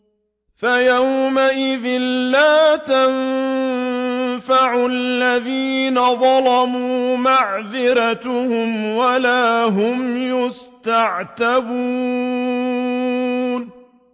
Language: Arabic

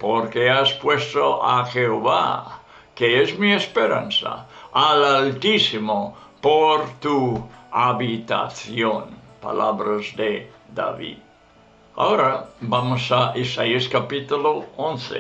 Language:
Spanish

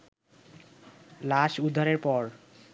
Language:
Bangla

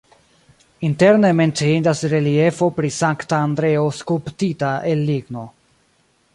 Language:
Esperanto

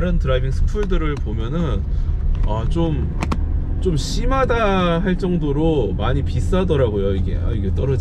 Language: Korean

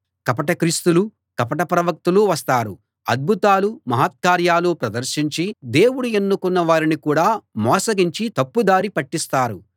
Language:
Telugu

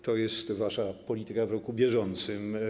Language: Polish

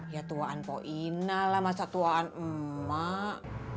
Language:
Indonesian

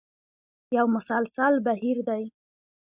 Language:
Pashto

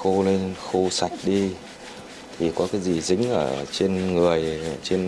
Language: Vietnamese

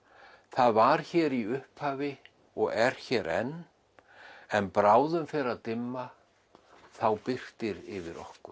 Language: Icelandic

